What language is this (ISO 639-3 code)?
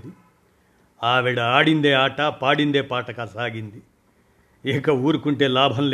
tel